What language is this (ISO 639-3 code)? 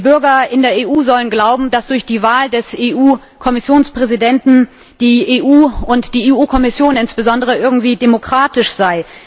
deu